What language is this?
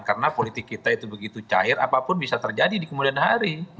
Indonesian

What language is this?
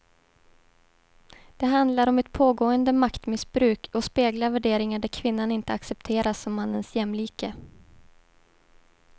Swedish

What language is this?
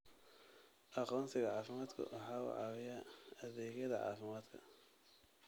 Somali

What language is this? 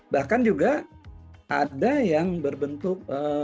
Indonesian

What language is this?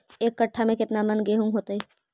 Magahi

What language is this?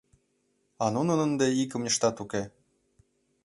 Mari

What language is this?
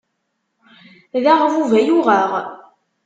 Kabyle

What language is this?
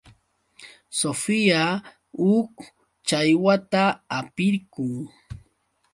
Yauyos Quechua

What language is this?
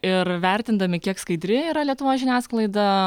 Lithuanian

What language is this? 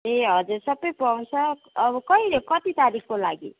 Nepali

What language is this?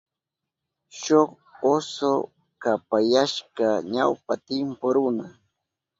Southern Pastaza Quechua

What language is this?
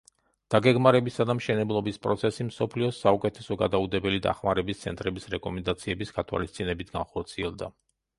Georgian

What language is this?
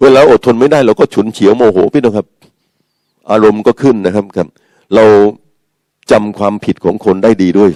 Thai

